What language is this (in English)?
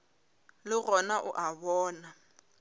Northern Sotho